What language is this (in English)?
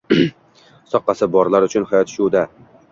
Uzbek